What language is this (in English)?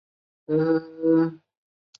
Chinese